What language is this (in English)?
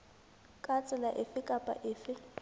Southern Sotho